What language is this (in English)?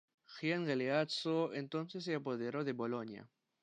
Spanish